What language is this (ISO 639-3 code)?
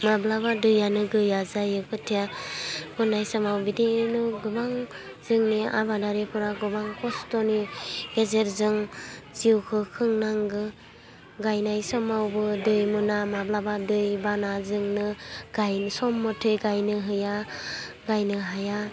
brx